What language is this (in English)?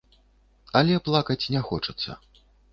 Belarusian